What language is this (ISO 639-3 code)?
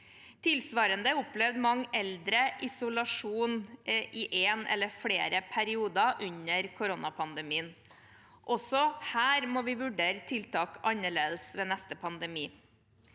nor